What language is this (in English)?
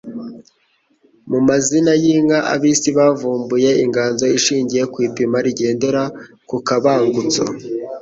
Kinyarwanda